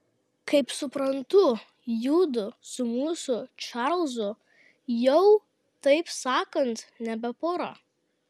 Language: Lithuanian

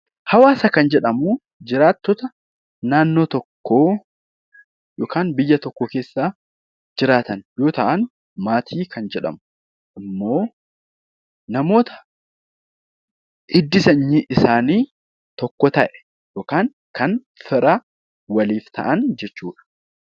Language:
Oromo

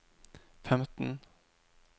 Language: Norwegian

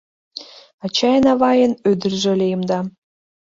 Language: Mari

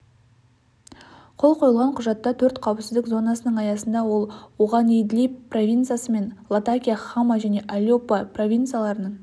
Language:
Kazakh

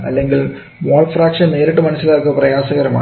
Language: Malayalam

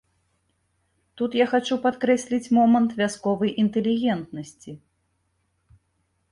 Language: Belarusian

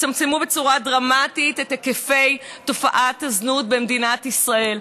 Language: Hebrew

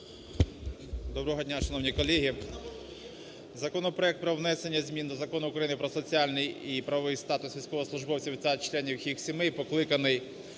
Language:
Ukrainian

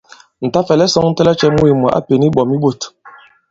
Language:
Bankon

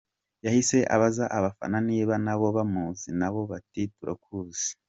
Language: Kinyarwanda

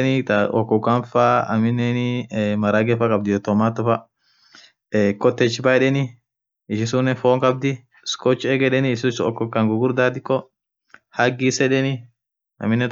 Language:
Orma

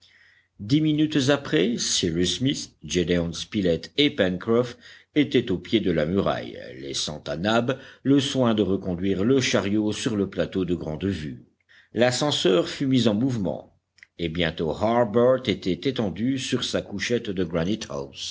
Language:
French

